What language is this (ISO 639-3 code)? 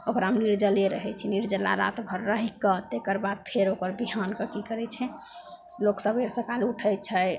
mai